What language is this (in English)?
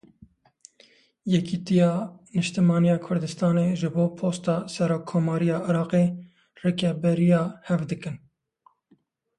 Kurdish